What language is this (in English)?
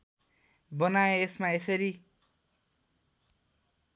Nepali